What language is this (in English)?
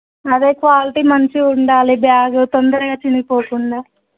Telugu